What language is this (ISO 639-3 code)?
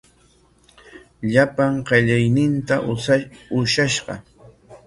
qwa